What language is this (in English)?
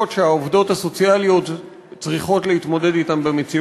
Hebrew